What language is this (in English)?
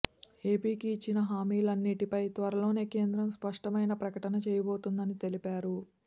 Telugu